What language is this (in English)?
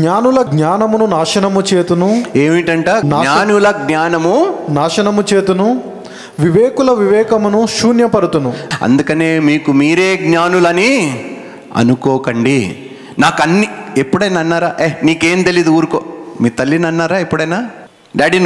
Telugu